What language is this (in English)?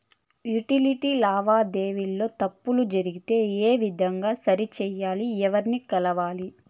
Telugu